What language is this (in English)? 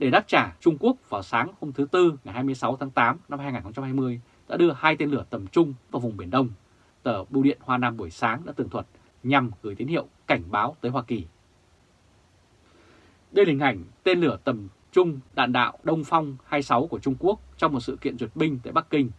Vietnamese